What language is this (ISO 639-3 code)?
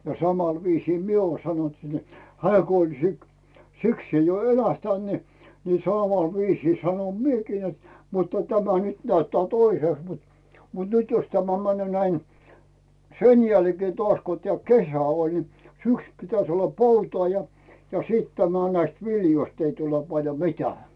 fin